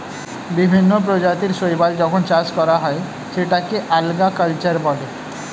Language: Bangla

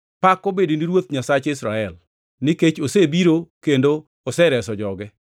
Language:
Luo (Kenya and Tanzania)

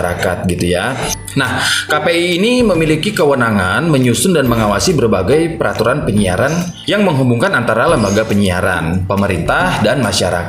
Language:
Indonesian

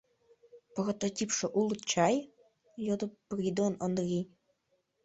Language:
Mari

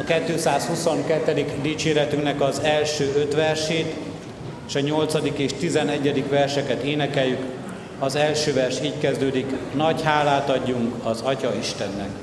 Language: Hungarian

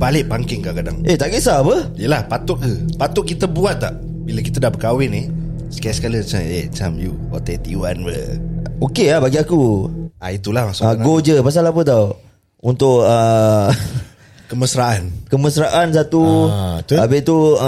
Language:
Malay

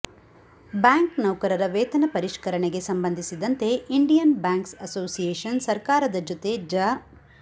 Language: Kannada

